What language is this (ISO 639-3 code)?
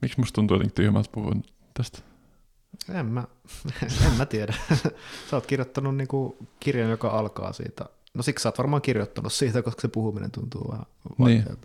fin